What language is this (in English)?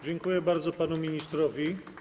Polish